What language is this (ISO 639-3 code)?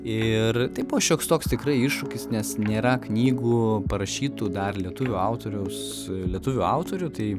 lit